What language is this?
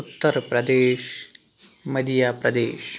Kashmiri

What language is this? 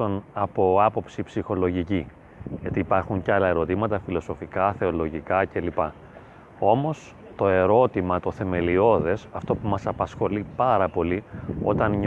Greek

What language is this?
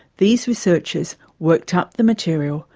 English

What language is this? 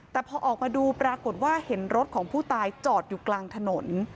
Thai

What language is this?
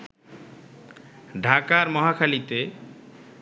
Bangla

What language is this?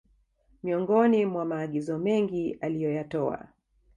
Swahili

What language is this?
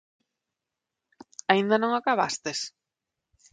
Galician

